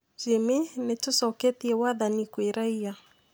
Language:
Kikuyu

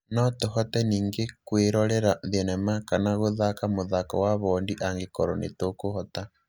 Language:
Kikuyu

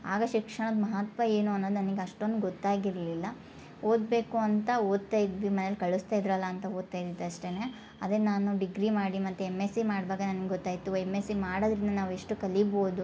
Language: Kannada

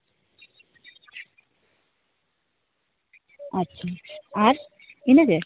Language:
Santali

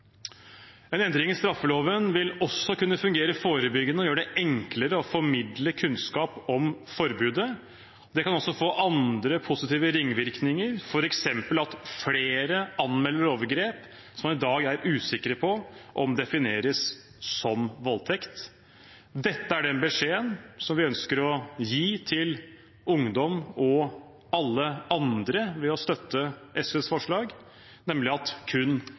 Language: Norwegian Bokmål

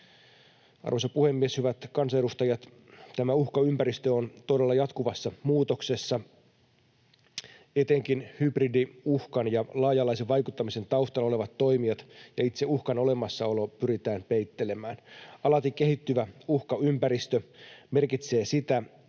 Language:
Finnish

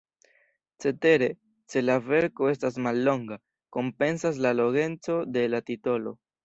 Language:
Esperanto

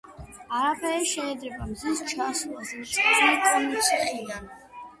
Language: Georgian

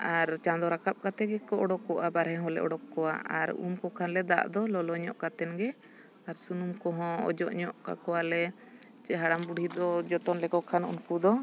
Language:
Santali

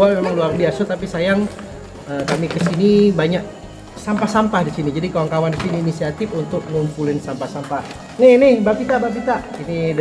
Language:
Indonesian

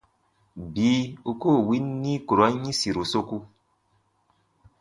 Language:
Baatonum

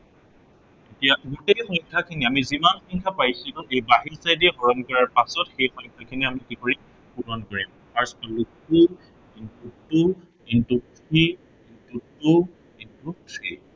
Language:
Assamese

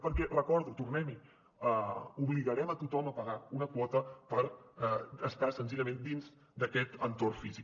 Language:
Catalan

